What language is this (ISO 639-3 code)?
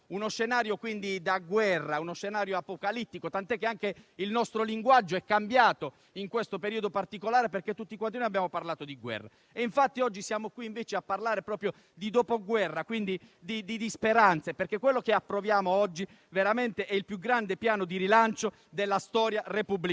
ita